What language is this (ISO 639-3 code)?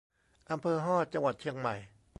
tha